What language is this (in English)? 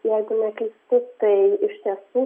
Lithuanian